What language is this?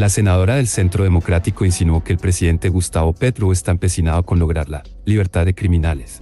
Spanish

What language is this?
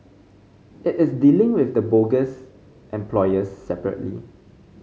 English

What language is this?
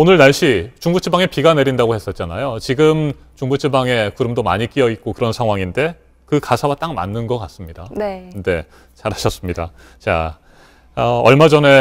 Korean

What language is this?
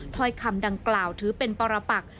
Thai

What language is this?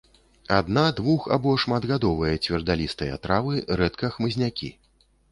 Belarusian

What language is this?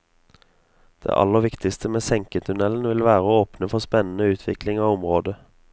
Norwegian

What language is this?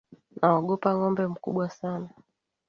Swahili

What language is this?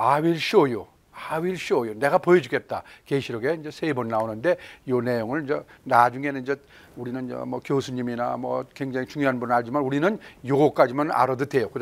Korean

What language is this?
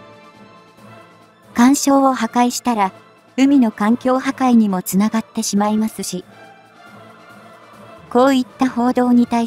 Japanese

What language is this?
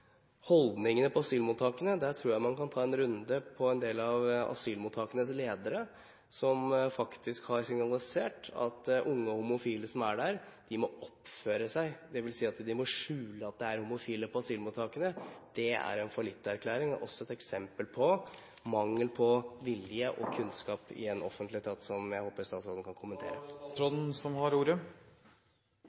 Norwegian Bokmål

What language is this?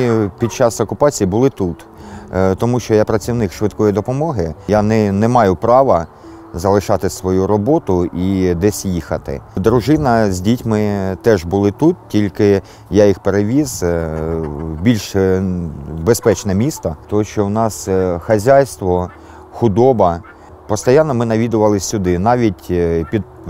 Ukrainian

